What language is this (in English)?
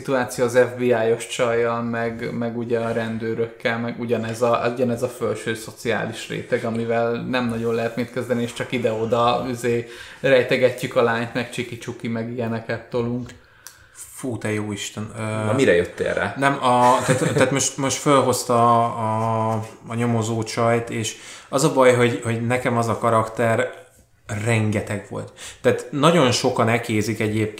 Hungarian